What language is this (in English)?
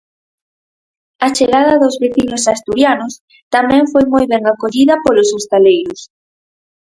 Galician